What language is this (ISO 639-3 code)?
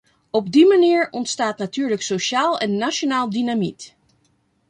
nld